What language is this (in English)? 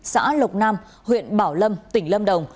Vietnamese